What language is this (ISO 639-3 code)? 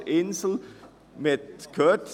gsw